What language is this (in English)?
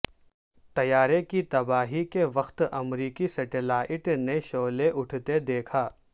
Urdu